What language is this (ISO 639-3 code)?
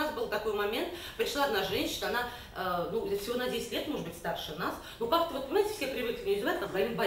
rus